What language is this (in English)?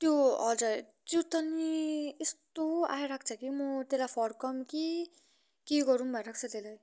Nepali